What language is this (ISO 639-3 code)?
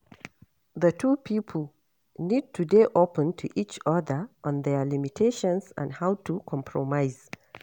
pcm